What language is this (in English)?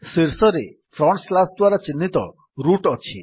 Odia